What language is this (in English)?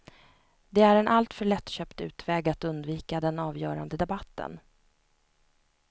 Swedish